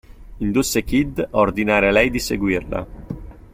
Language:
Italian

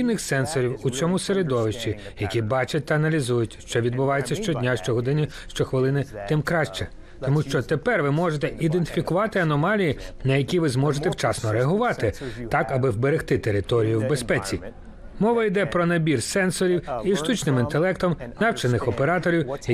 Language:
Ukrainian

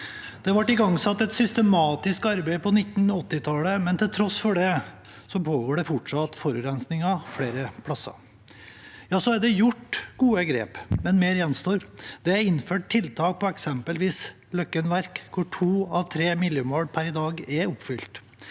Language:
Norwegian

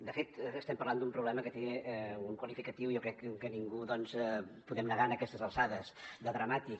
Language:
Catalan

